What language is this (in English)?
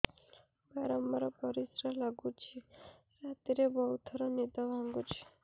Odia